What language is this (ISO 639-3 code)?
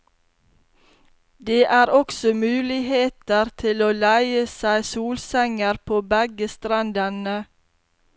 nor